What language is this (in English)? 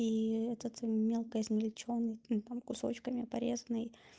Russian